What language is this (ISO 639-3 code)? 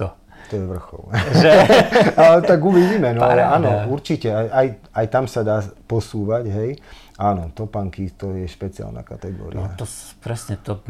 slk